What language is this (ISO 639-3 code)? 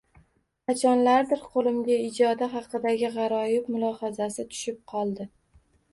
uzb